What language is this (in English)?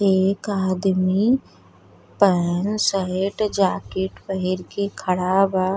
Bhojpuri